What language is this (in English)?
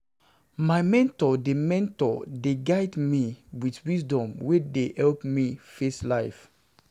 Nigerian Pidgin